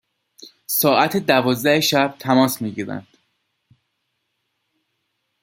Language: Persian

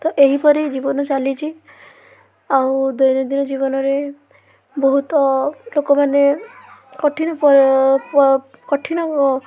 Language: Odia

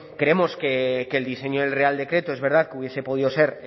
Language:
Spanish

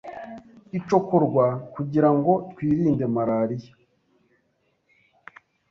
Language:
Kinyarwanda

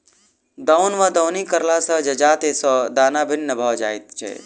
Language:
Maithili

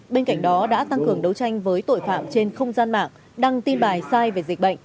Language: Vietnamese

